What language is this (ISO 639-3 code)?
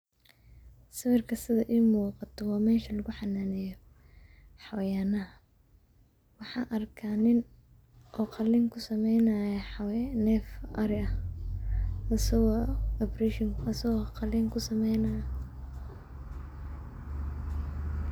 som